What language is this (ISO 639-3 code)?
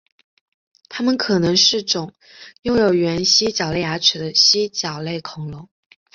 zho